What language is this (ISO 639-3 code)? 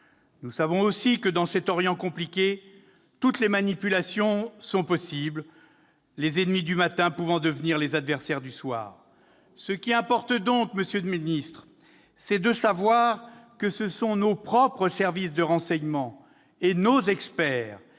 fra